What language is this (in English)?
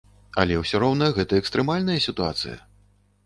Belarusian